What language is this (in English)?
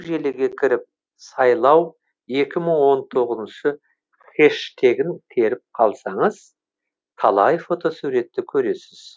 Kazakh